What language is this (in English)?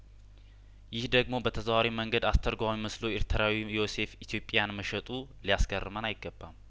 Amharic